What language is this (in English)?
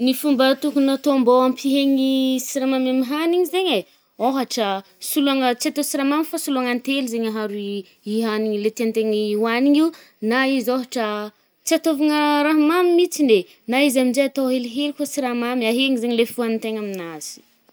Northern Betsimisaraka Malagasy